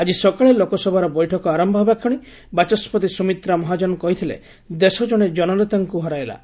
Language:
Odia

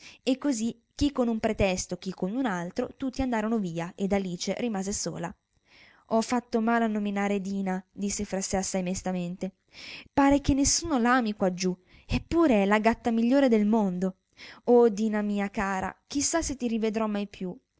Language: Italian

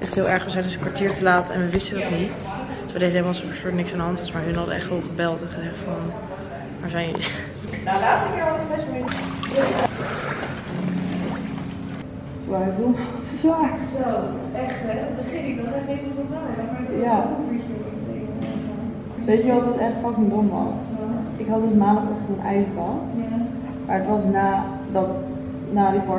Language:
Dutch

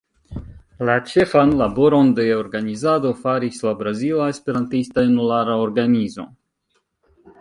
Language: Esperanto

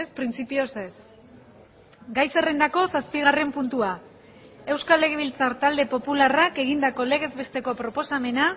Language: Basque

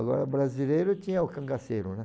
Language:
Portuguese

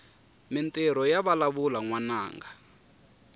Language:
Tsonga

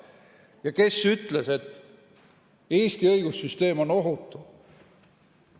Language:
Estonian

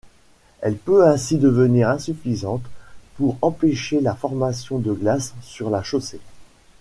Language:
French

